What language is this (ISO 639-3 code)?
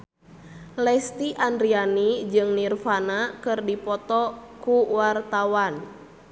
sun